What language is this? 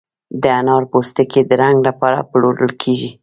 Pashto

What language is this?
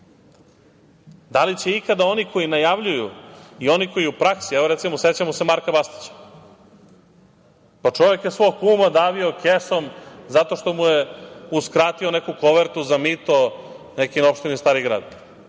Serbian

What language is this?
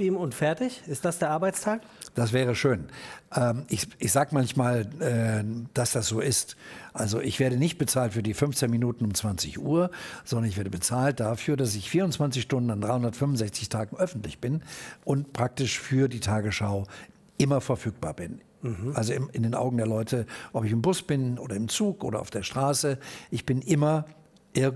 German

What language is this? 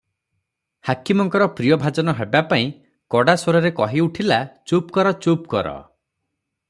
Odia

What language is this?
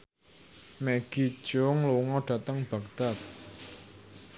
Javanese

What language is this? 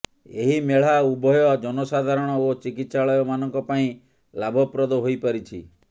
Odia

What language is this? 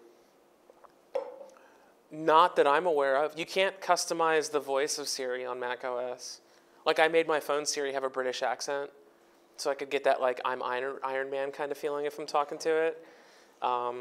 English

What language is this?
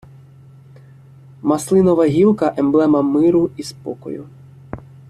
Ukrainian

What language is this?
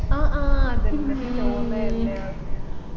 Malayalam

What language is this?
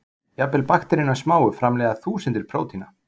Icelandic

